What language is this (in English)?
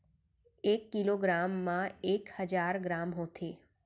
Chhattisgarhi